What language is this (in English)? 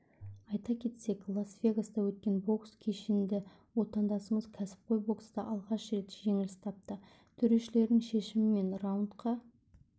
Kazakh